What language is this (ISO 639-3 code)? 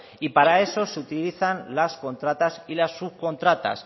spa